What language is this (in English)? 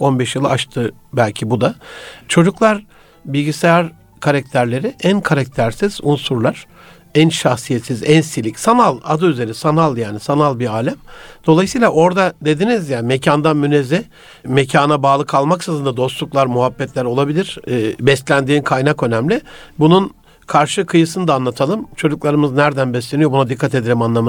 Turkish